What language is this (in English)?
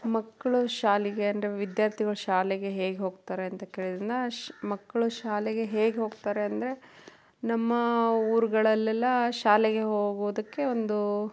Kannada